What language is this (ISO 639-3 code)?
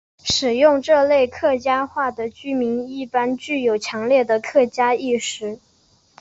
zho